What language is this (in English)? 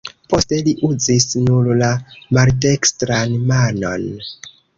Esperanto